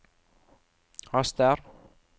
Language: Norwegian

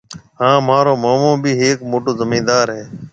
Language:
Marwari (Pakistan)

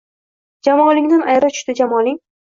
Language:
Uzbek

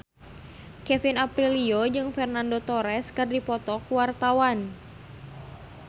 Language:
Sundanese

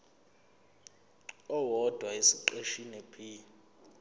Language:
Zulu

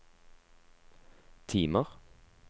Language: Norwegian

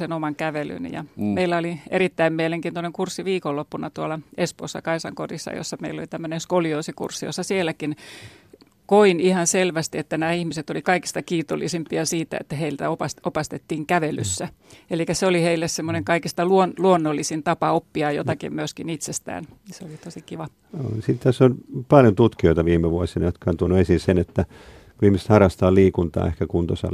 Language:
Finnish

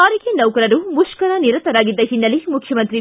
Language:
Kannada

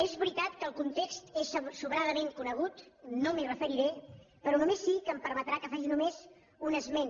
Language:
Catalan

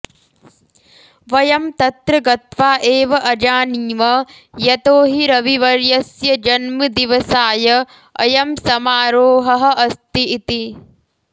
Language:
Sanskrit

